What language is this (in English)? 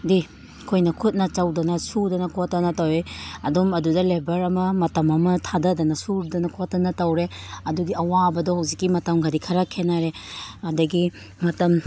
Manipuri